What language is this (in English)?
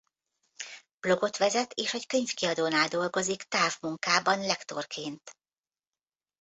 Hungarian